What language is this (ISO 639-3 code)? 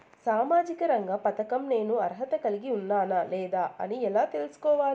tel